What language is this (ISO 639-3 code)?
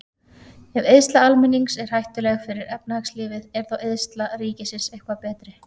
isl